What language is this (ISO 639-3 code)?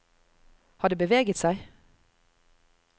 nor